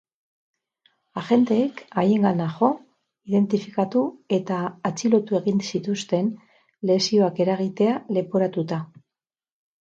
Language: Basque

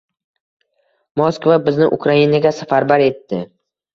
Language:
Uzbek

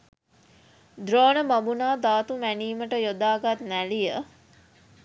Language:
Sinhala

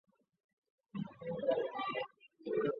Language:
Chinese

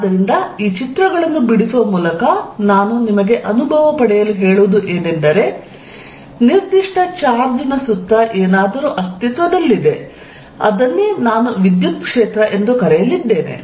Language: Kannada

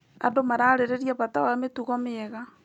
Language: Kikuyu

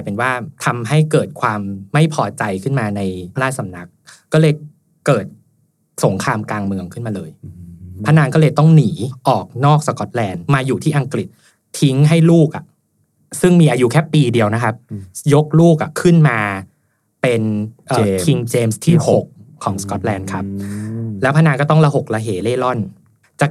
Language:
Thai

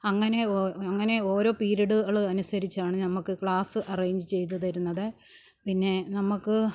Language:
Malayalam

